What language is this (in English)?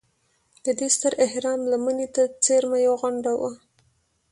Pashto